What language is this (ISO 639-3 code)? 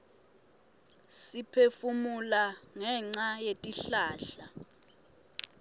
ssw